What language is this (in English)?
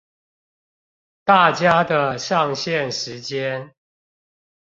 Chinese